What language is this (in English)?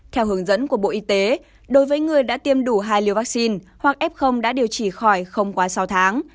Vietnamese